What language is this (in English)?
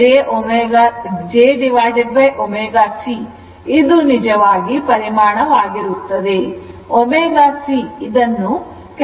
Kannada